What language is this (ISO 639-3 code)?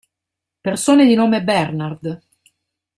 ita